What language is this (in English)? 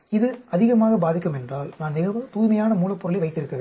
Tamil